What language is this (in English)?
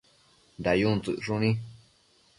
Matsés